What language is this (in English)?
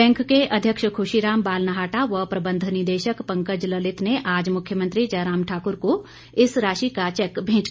Hindi